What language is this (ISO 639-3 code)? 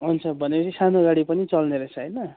nep